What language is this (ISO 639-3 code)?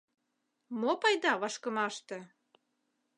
chm